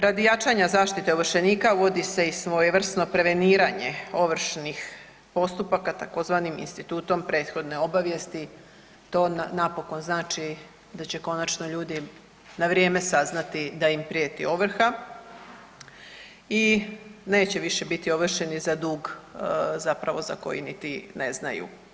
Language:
Croatian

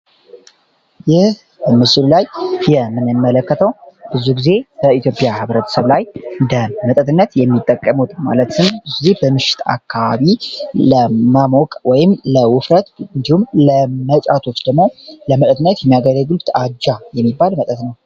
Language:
Amharic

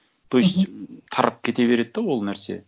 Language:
Kazakh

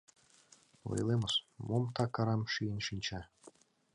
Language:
Mari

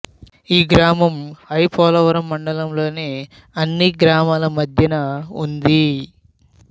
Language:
Telugu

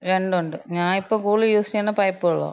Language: Malayalam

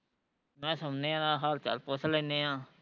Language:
Punjabi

